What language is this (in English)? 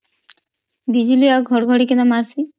Odia